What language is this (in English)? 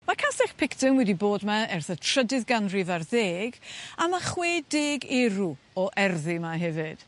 Welsh